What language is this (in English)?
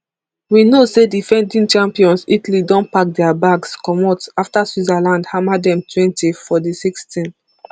Nigerian Pidgin